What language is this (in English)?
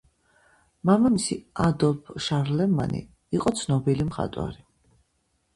Georgian